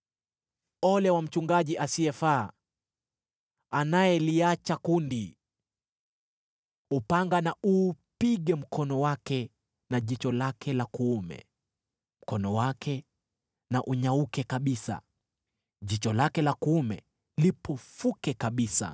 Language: Swahili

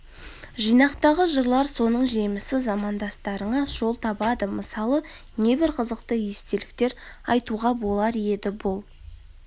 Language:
Kazakh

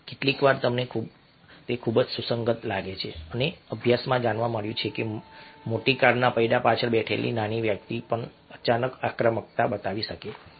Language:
Gujarati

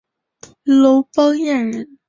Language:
Chinese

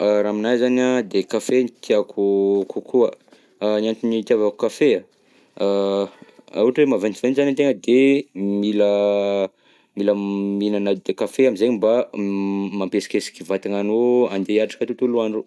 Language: Southern Betsimisaraka Malagasy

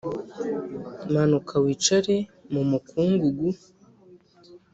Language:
Kinyarwanda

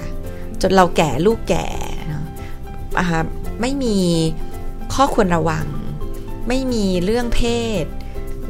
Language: Thai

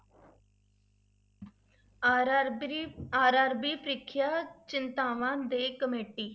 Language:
Punjabi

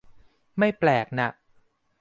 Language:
Thai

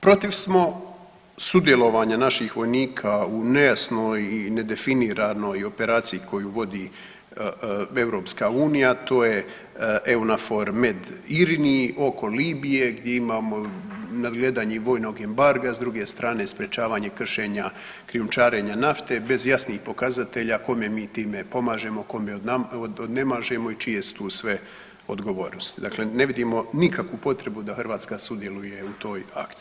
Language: Croatian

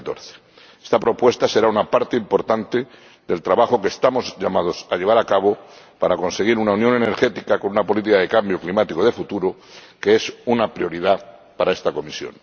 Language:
Spanish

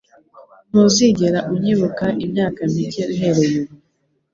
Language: Kinyarwanda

